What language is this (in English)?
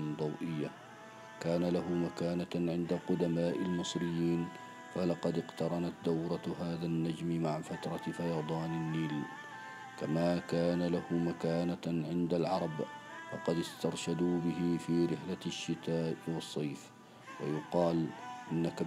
Arabic